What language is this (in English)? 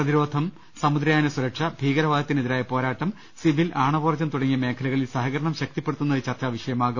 Malayalam